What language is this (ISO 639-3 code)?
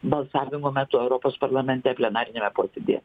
lit